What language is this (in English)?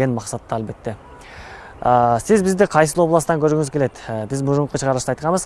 Turkish